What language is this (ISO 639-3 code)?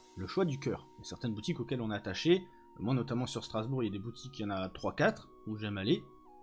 fra